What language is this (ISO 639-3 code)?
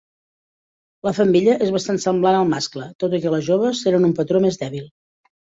cat